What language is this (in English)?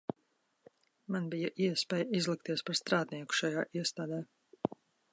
Latvian